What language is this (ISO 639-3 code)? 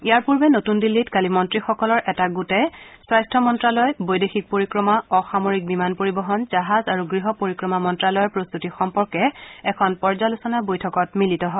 asm